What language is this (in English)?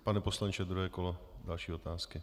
Czech